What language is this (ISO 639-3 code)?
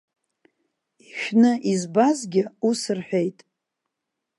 abk